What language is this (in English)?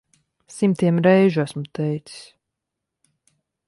Latvian